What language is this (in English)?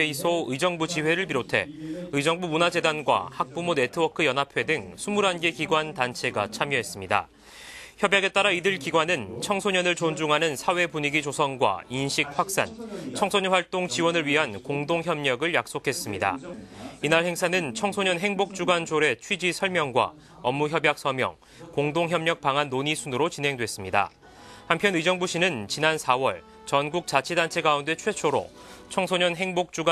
Korean